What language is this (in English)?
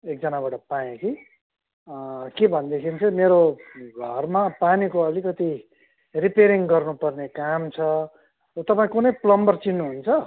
Nepali